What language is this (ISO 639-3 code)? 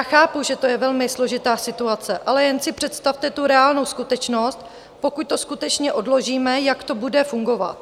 ces